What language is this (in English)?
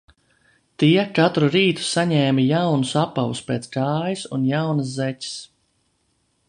Latvian